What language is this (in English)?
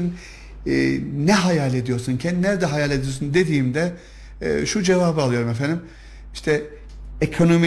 Turkish